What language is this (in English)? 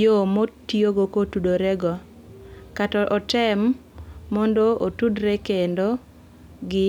Luo (Kenya and Tanzania)